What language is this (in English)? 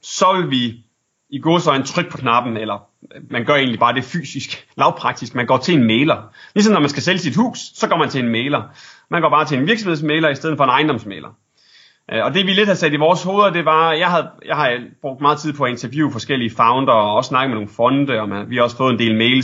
Danish